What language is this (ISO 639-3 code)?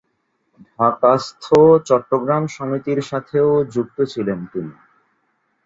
ben